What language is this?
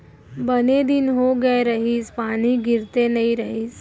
Chhattisgarhi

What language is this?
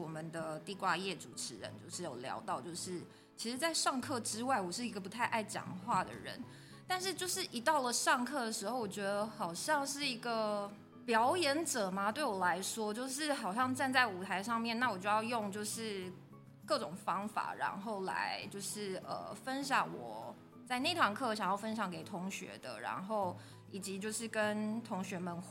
Chinese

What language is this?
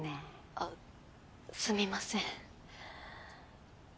Japanese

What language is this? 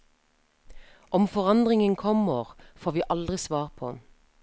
Norwegian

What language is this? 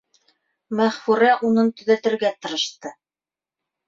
Bashkir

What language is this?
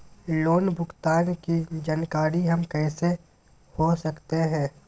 Magahi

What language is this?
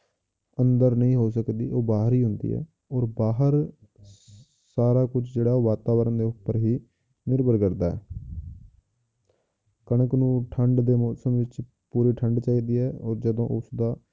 Punjabi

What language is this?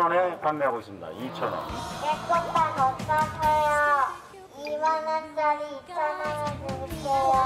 Korean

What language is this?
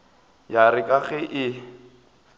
Northern Sotho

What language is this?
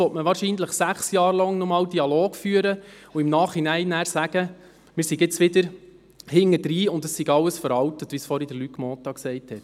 Swiss German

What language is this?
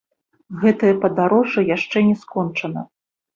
Belarusian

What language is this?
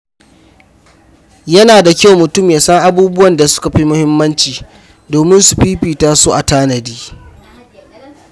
Hausa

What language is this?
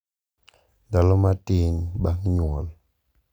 Luo (Kenya and Tanzania)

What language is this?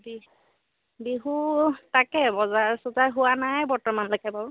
Assamese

